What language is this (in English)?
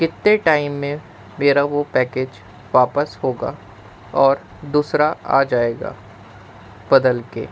Urdu